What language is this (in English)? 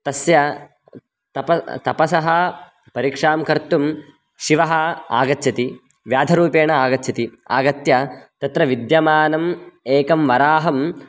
Sanskrit